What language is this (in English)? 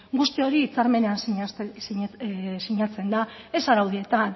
Basque